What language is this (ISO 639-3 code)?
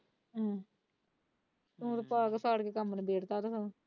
pan